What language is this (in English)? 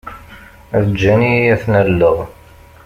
Kabyle